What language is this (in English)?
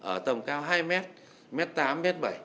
Vietnamese